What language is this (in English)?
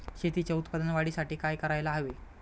Marathi